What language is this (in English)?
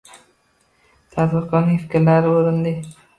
Uzbek